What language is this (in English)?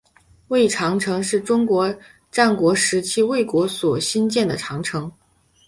Chinese